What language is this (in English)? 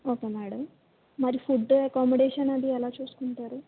Telugu